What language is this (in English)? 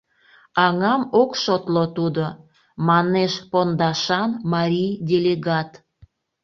Mari